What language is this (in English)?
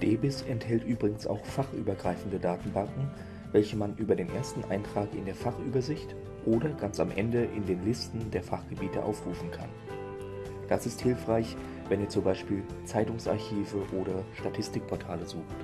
German